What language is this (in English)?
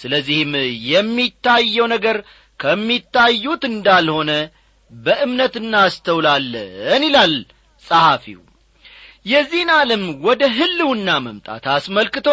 Amharic